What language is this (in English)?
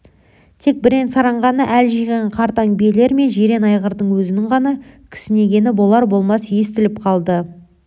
Kazakh